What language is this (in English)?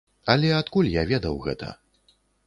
Belarusian